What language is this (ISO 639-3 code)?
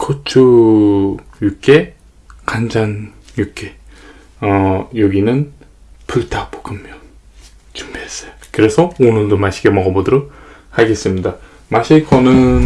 kor